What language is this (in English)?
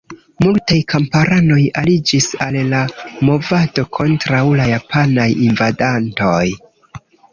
Esperanto